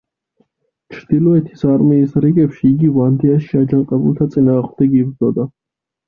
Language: Georgian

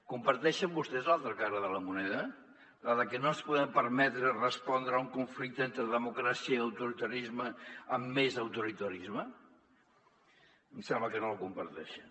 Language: Catalan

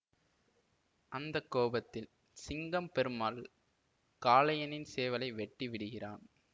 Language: Tamil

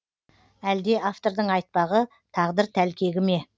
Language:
Kazakh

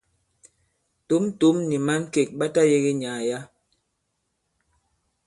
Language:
Bankon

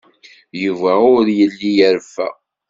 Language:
Kabyle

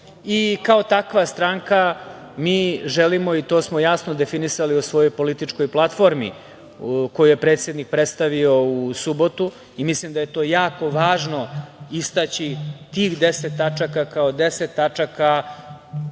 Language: Serbian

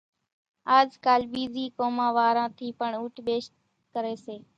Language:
Kachi Koli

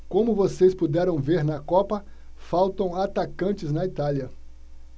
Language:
Portuguese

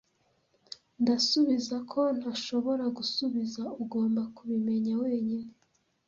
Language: Kinyarwanda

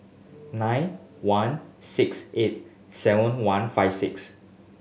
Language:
English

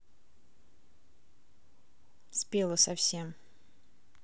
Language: Russian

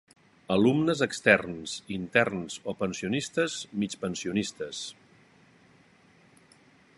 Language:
Catalan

